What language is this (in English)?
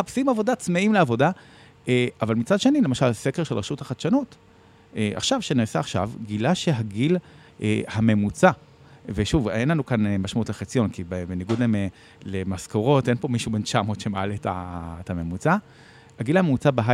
Hebrew